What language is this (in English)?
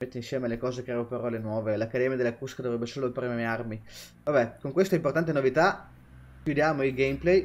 Italian